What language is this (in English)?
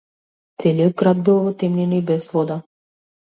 Macedonian